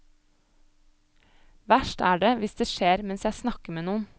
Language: Norwegian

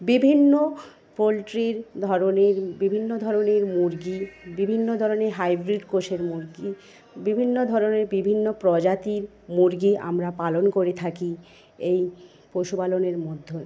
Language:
Bangla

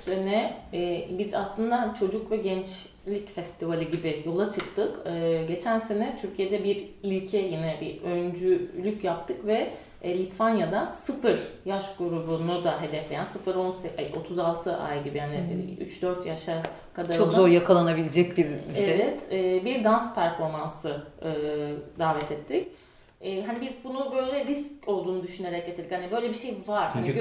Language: Turkish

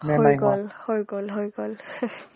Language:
Assamese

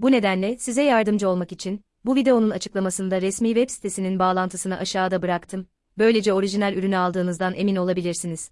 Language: Turkish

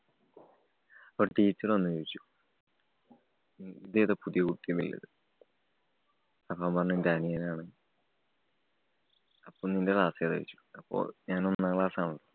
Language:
Malayalam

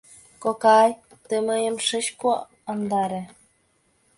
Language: Mari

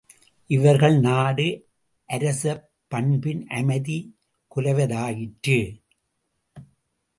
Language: Tamil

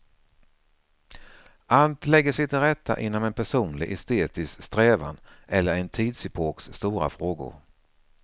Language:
Swedish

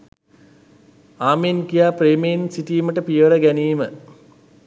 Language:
Sinhala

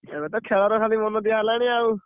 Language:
Odia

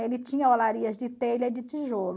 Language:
Portuguese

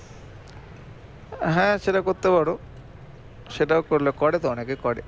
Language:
Bangla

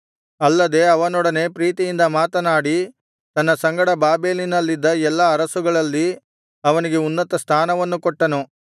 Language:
Kannada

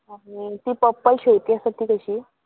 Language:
Konkani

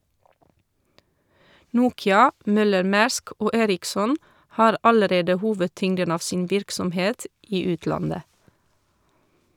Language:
Norwegian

